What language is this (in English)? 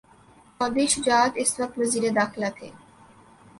Urdu